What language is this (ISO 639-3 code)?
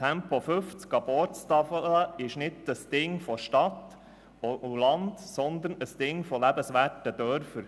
gsw